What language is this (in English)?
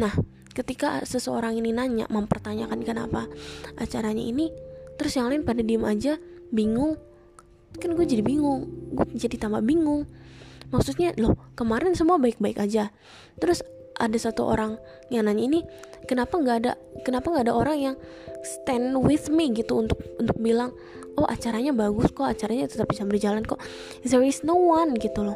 Indonesian